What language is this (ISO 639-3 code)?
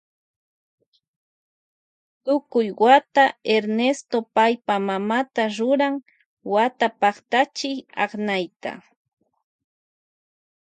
qvj